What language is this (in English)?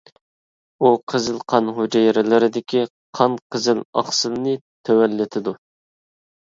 Uyghur